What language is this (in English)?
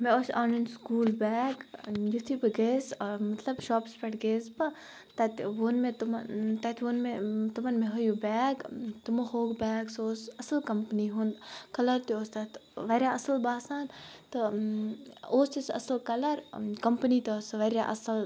Kashmiri